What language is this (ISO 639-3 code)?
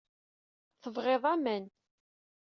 kab